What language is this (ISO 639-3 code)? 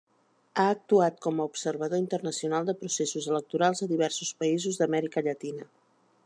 cat